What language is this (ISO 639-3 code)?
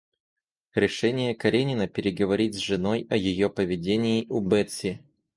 rus